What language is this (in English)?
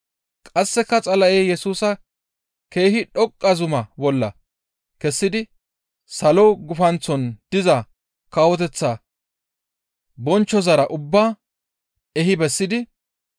Gamo